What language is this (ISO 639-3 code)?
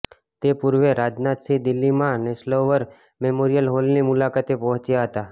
guj